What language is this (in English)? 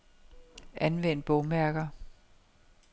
Danish